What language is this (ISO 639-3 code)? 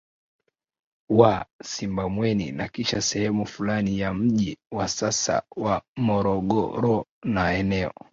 swa